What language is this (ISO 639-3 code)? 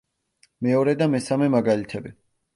kat